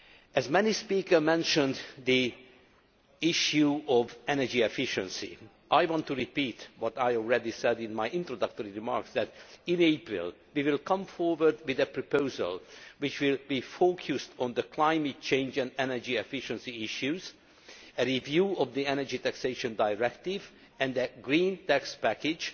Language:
English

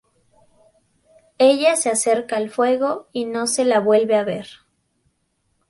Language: Spanish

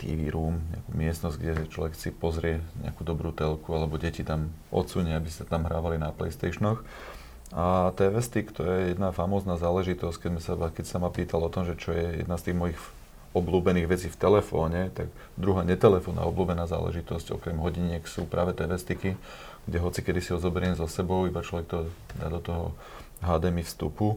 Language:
Slovak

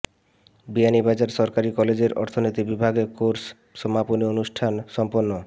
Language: Bangla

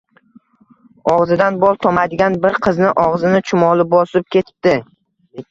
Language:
Uzbek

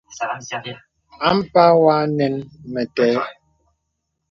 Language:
Bebele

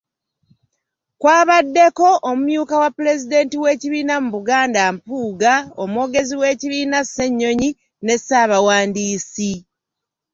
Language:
Ganda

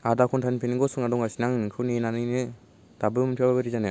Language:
Bodo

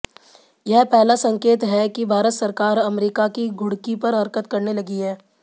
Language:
Hindi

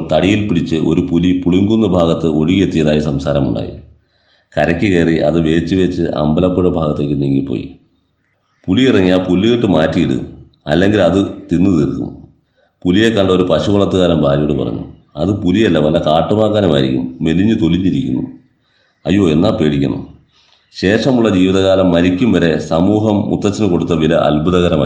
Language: Malayalam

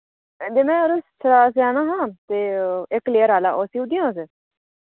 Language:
Dogri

